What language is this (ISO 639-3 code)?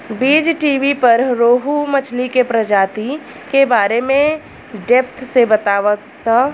bho